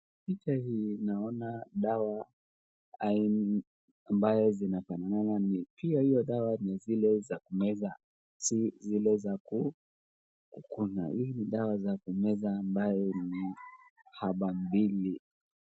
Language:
Swahili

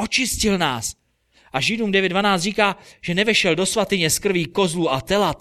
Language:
Czech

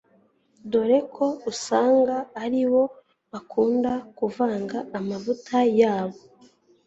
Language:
Kinyarwanda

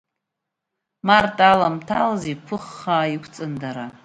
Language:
Abkhazian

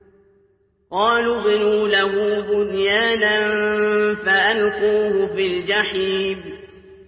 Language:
Arabic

